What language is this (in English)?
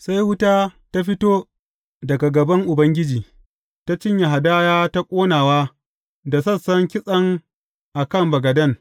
Hausa